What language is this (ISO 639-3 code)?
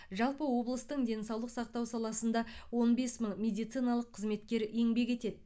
kaz